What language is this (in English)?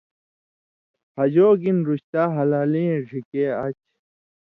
Indus Kohistani